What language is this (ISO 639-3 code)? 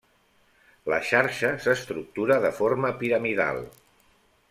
cat